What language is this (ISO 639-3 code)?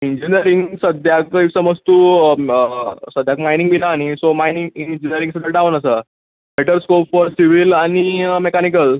kok